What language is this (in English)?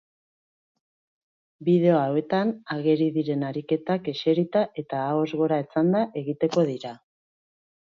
Basque